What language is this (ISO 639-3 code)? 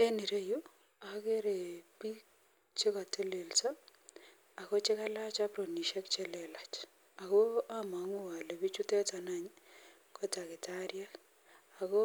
kln